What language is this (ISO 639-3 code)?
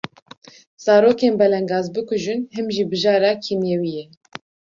kur